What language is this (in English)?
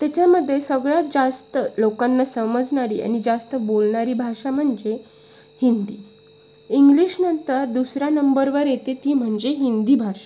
Marathi